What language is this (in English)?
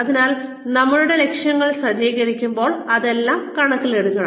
Malayalam